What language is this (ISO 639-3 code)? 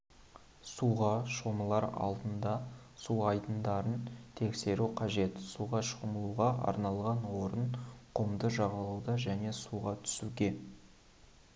kaz